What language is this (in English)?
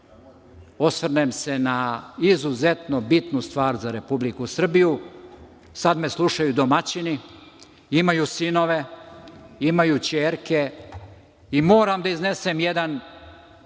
Serbian